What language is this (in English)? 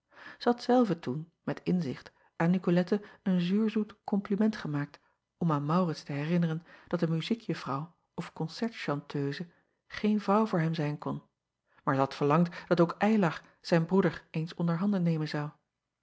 Dutch